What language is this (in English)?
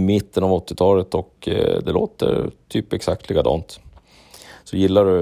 Swedish